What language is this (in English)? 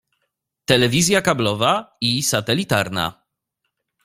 Polish